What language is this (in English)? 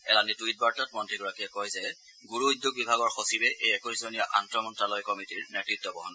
Assamese